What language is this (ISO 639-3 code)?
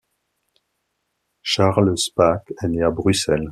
fra